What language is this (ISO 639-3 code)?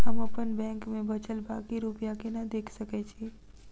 mai